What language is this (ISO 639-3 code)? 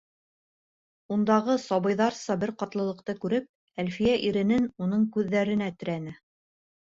bak